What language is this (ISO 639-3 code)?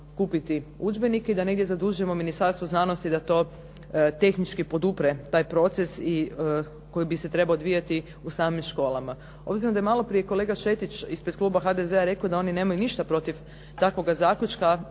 hrv